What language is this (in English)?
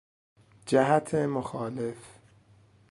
Persian